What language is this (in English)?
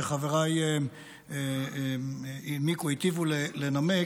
Hebrew